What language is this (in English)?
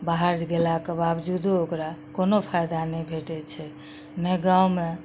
Maithili